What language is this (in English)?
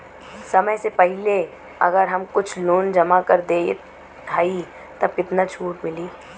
Bhojpuri